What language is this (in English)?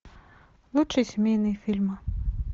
Russian